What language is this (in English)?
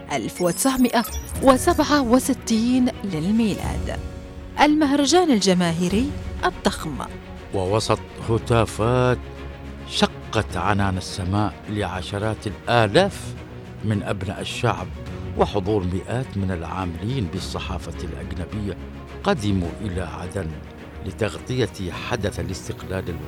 Arabic